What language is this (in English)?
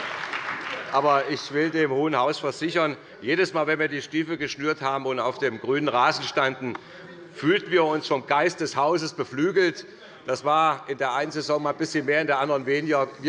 German